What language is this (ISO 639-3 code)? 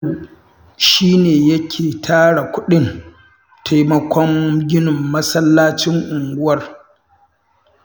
hau